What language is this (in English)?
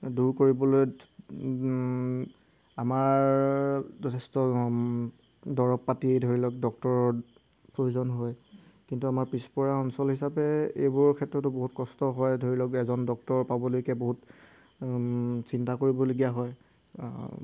Assamese